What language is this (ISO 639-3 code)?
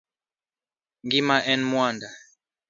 luo